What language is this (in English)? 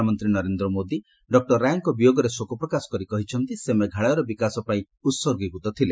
Odia